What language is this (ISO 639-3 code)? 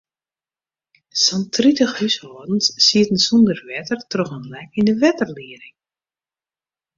fry